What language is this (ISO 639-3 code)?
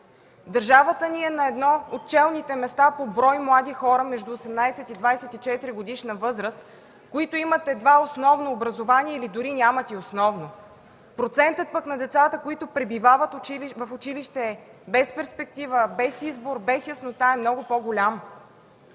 bul